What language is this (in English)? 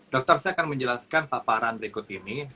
Indonesian